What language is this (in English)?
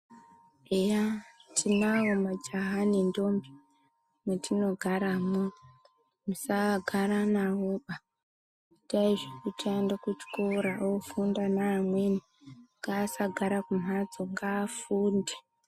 Ndau